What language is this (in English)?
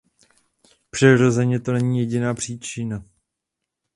Czech